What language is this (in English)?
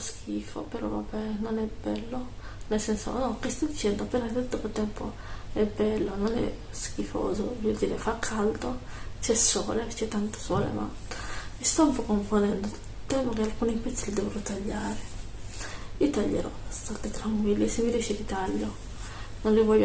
Italian